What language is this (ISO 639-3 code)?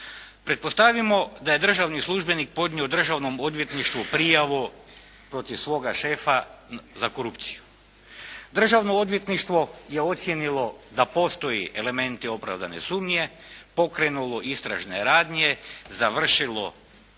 hrv